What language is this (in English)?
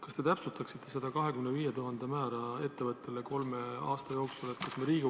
Estonian